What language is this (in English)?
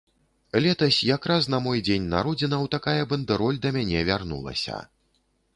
Belarusian